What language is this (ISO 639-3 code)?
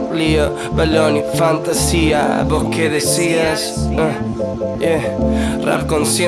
spa